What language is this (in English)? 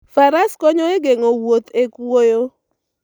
Luo (Kenya and Tanzania)